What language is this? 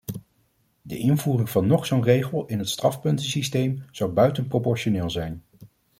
Dutch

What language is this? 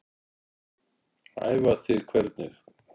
Icelandic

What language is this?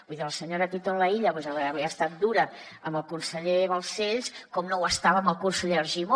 Catalan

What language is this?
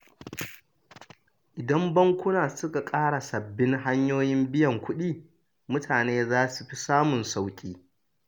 Hausa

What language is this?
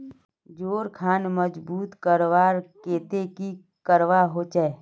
Magahi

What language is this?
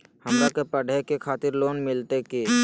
Magahi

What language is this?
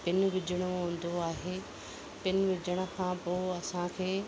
Sindhi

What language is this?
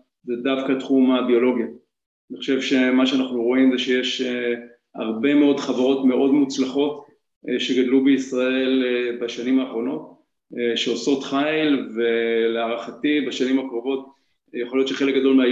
Hebrew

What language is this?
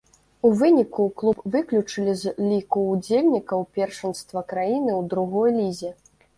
Belarusian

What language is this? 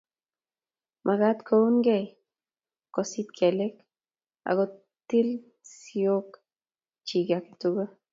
Kalenjin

